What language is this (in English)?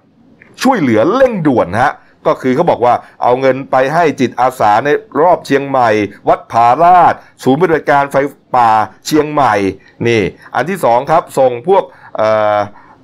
Thai